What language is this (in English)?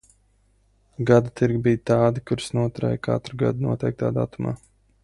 Latvian